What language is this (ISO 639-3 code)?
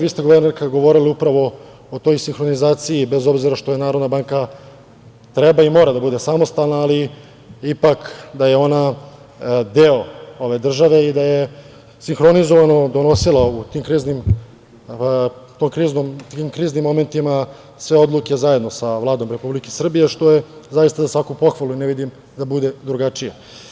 srp